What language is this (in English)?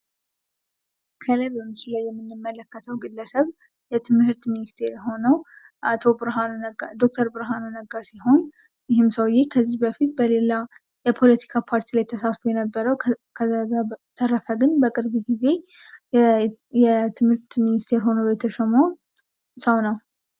Amharic